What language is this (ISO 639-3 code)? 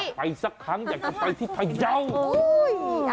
tha